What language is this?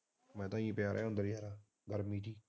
Punjabi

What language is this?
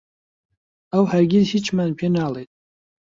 Central Kurdish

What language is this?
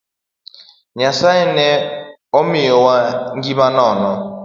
Luo (Kenya and Tanzania)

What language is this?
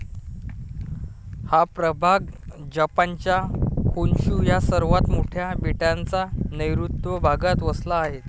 Marathi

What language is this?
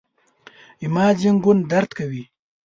Pashto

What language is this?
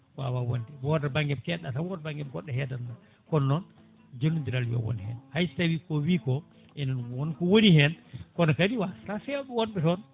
Fula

